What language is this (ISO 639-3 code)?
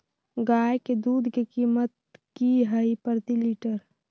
mag